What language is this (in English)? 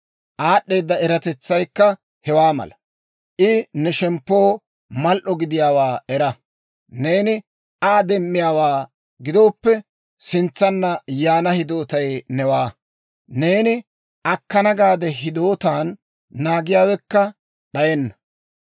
Dawro